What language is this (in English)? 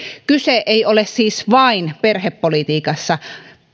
Finnish